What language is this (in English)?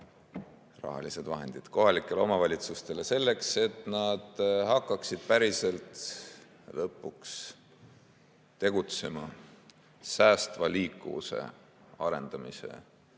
Estonian